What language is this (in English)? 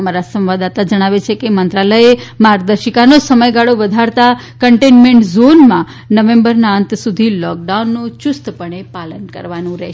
Gujarati